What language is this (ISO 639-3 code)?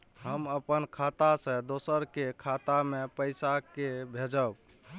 mai